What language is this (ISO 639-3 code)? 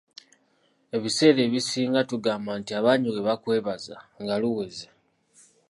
lug